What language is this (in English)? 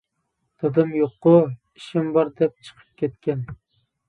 Uyghur